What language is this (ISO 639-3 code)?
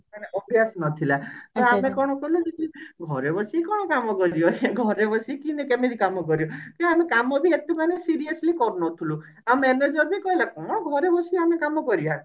ori